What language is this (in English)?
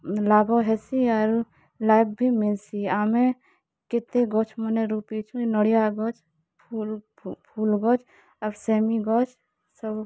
Odia